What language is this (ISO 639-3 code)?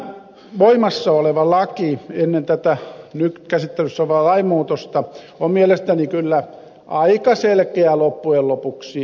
fin